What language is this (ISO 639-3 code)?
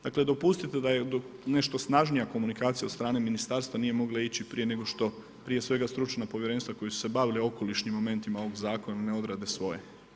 hrv